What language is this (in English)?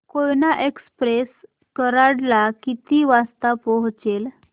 Marathi